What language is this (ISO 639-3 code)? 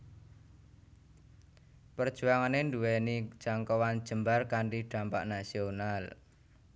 jav